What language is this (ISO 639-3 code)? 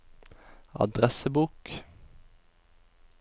nor